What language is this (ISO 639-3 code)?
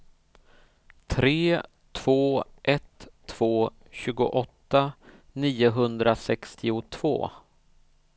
swe